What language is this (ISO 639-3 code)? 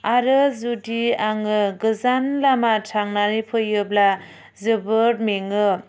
brx